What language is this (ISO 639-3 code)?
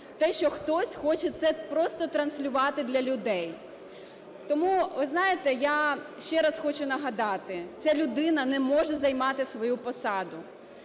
ukr